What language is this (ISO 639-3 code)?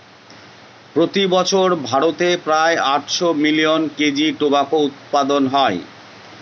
ben